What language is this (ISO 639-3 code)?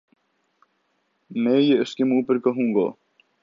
urd